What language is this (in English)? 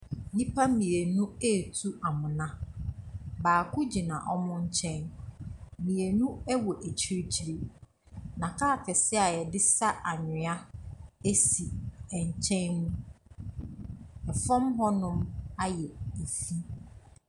Akan